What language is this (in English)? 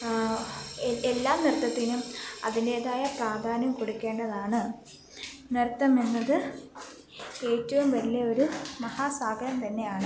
Malayalam